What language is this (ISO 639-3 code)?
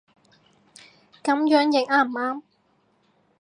yue